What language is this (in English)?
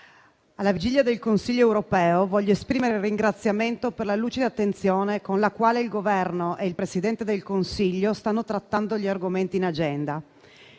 Italian